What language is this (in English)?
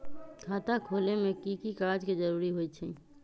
Magahi